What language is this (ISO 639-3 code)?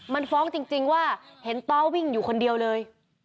tha